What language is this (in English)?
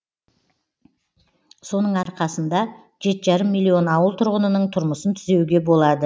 Kazakh